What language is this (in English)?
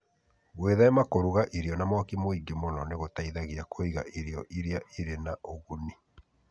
Kikuyu